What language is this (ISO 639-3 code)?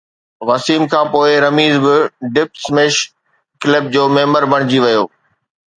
snd